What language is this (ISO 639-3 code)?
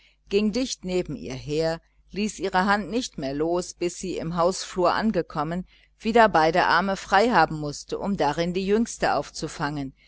deu